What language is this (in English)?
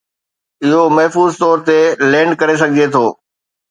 Sindhi